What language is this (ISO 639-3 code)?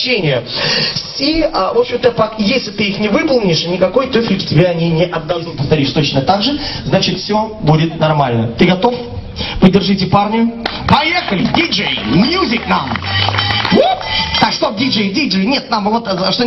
rus